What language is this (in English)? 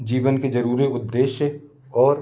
Hindi